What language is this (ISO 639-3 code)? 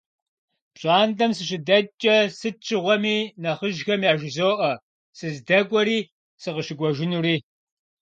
kbd